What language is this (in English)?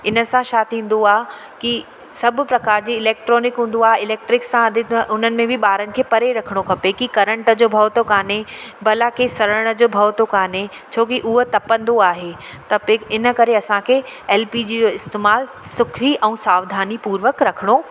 Sindhi